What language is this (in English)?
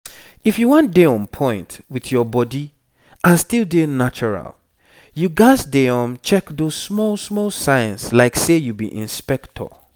Nigerian Pidgin